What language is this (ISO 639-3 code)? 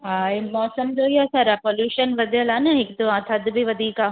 snd